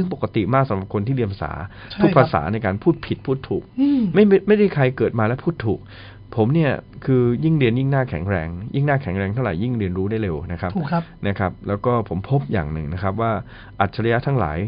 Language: Thai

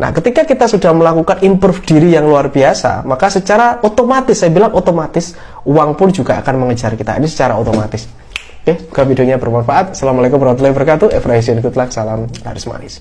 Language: Indonesian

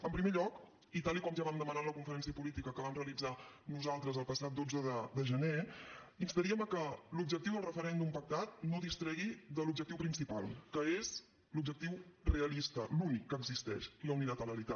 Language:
Catalan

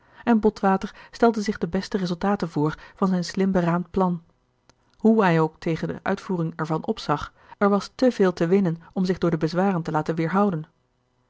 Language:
Dutch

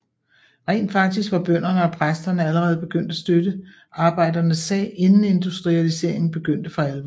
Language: Danish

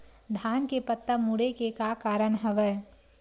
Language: Chhattisgarhi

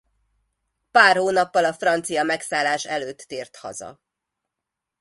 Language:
Hungarian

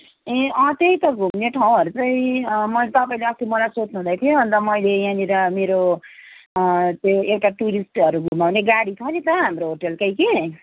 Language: Nepali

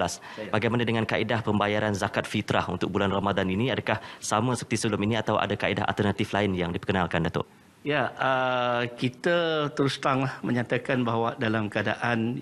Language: Malay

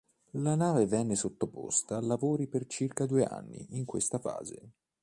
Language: Italian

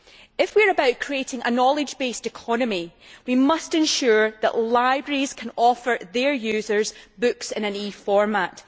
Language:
English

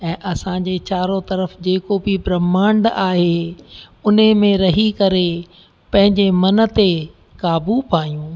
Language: Sindhi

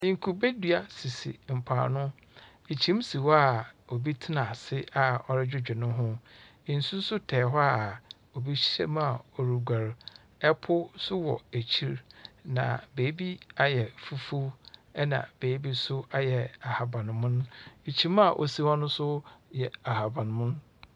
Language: Akan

